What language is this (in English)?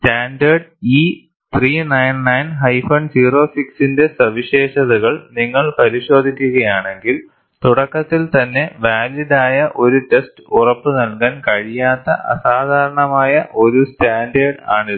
Malayalam